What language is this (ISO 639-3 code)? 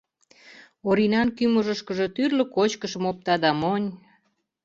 chm